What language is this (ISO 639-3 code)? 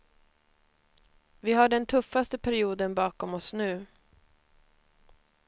swe